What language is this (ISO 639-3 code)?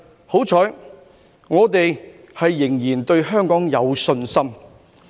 yue